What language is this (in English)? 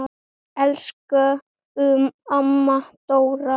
Icelandic